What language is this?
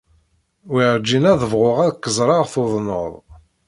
Kabyle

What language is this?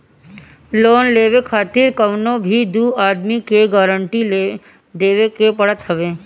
Bhojpuri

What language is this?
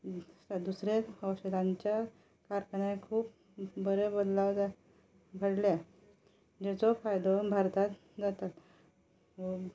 Konkani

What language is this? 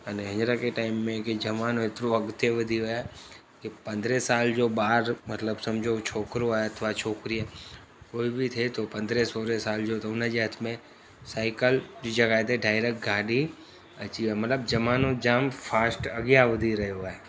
Sindhi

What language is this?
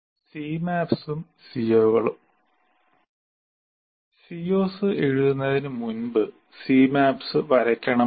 Malayalam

